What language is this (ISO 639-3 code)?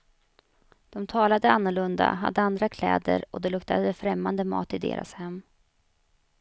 swe